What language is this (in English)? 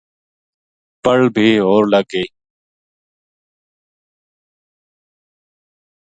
Gujari